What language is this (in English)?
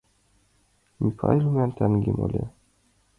Mari